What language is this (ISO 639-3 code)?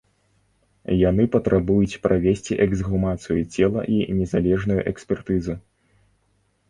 bel